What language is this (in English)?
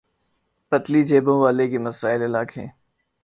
Urdu